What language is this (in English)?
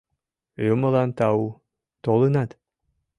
Mari